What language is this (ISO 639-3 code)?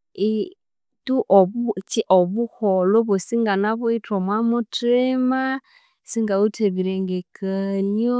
koo